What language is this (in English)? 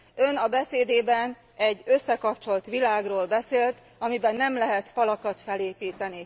Hungarian